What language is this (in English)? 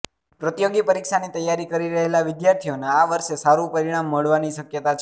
Gujarati